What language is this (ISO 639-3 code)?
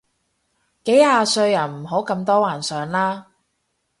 yue